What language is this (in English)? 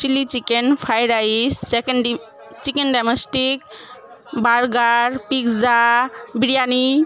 Bangla